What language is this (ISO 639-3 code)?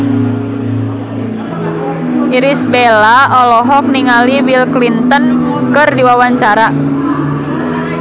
sun